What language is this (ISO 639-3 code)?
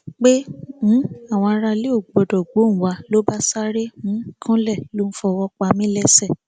yor